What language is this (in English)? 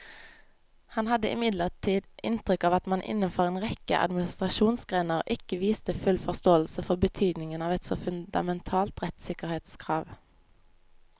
Norwegian